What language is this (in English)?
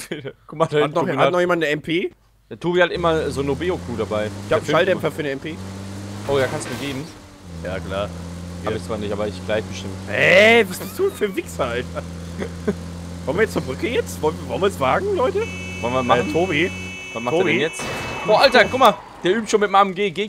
German